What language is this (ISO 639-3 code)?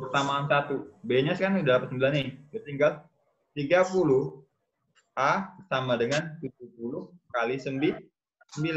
ind